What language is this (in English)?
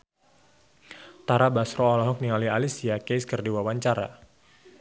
Sundanese